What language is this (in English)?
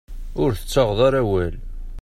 Kabyle